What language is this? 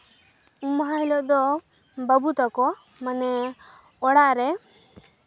Santali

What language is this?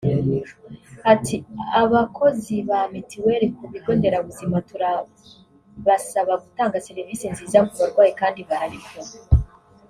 Kinyarwanda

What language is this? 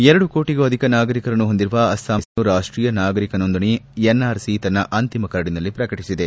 Kannada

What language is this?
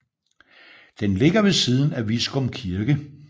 Danish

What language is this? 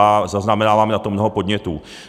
Czech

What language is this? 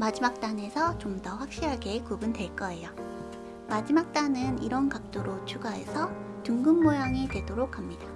Korean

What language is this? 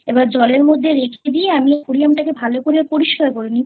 Bangla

